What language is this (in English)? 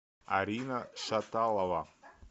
Russian